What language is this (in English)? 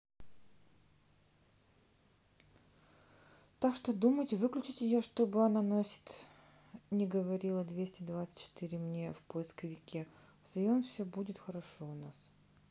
Russian